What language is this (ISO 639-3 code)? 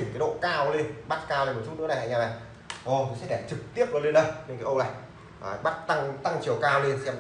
vie